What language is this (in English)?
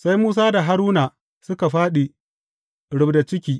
Hausa